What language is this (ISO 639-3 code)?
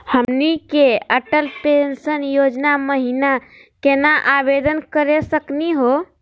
mag